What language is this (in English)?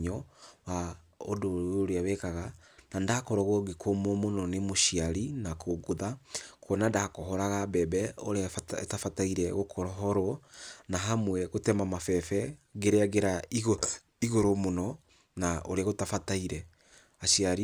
Kikuyu